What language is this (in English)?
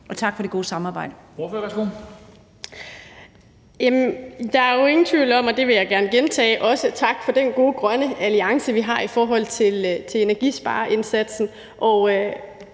Danish